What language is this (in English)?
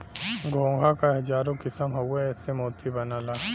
Bhojpuri